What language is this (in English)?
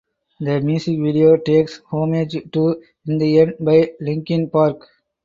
English